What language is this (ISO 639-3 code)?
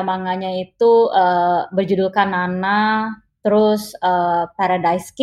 ind